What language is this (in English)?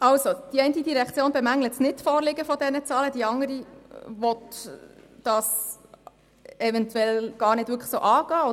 Swiss German